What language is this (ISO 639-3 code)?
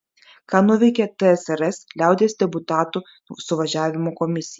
lit